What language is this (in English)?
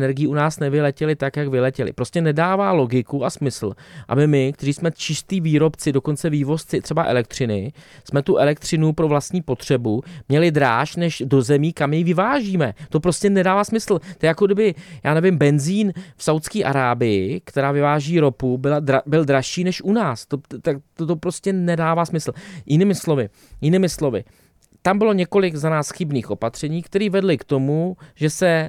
Czech